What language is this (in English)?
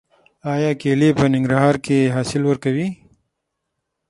Pashto